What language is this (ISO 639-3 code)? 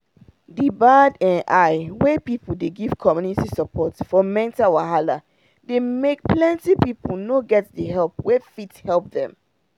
pcm